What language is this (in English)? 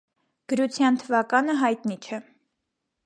Armenian